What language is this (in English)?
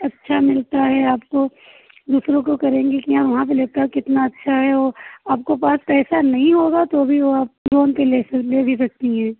Hindi